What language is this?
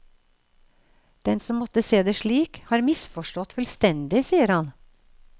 Norwegian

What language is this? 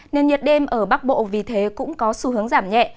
Vietnamese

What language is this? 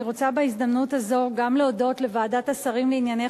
Hebrew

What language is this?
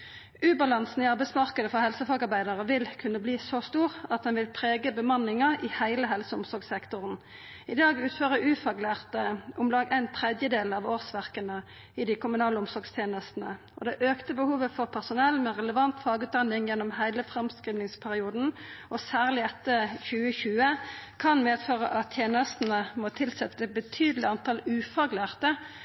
Norwegian Nynorsk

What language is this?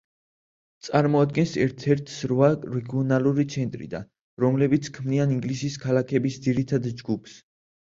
Georgian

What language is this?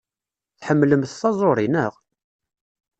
Kabyle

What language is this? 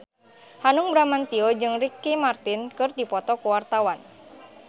Sundanese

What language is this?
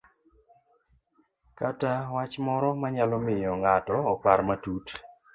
Luo (Kenya and Tanzania)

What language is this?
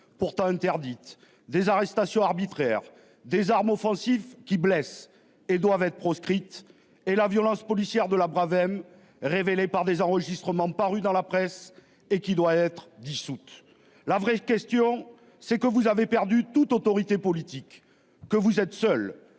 French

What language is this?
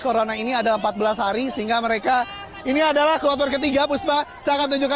Indonesian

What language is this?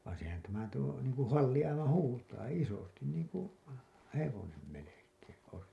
Finnish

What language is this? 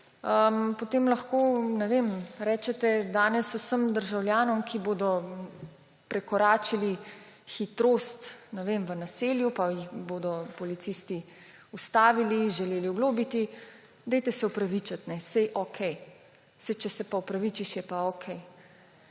Slovenian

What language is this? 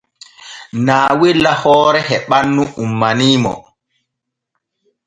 Borgu Fulfulde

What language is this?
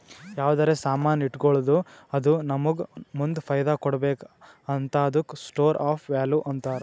Kannada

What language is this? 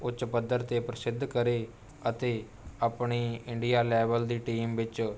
Punjabi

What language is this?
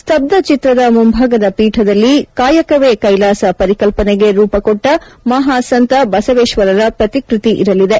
Kannada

